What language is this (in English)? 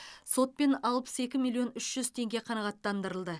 Kazakh